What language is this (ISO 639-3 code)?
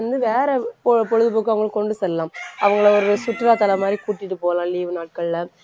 tam